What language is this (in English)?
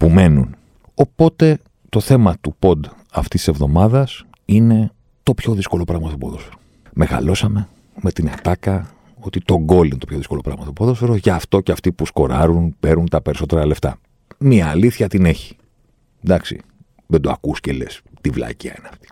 Greek